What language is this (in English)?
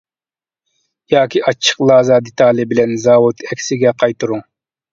Uyghur